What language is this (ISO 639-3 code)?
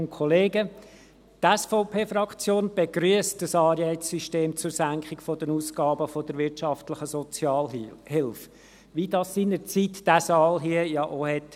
gsw